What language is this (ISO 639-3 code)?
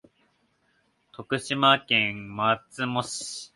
jpn